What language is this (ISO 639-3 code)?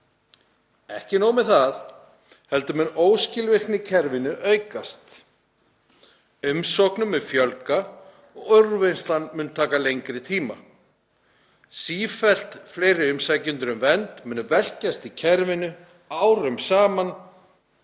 isl